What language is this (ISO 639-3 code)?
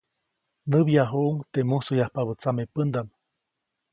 zoc